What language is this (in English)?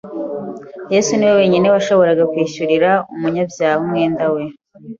Kinyarwanda